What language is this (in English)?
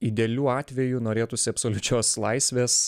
Lithuanian